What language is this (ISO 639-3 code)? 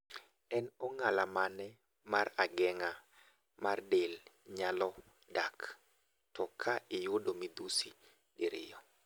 luo